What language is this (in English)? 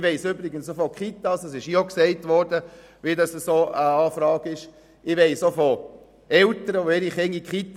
Swiss German